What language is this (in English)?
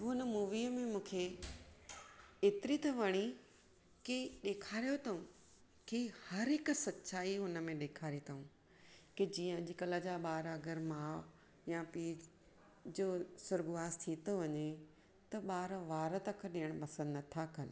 Sindhi